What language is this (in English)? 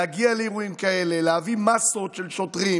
Hebrew